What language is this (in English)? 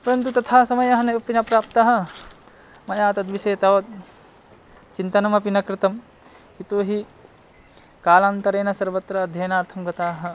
Sanskrit